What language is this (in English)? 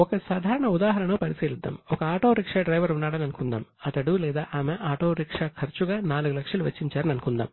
Telugu